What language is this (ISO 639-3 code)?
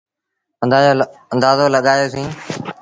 sbn